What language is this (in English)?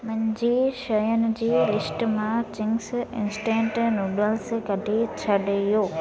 Sindhi